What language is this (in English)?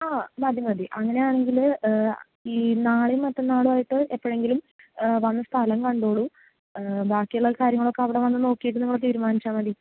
Malayalam